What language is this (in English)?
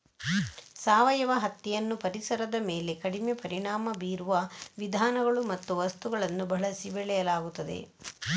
Kannada